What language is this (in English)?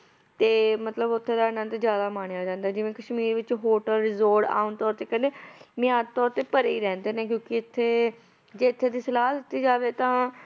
Punjabi